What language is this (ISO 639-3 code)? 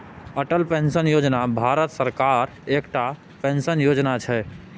mai